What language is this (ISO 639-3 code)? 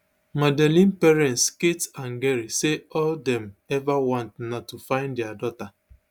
pcm